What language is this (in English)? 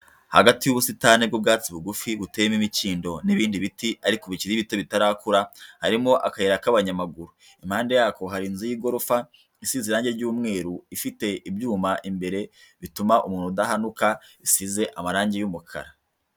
Kinyarwanda